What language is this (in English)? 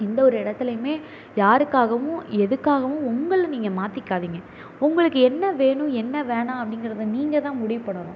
Tamil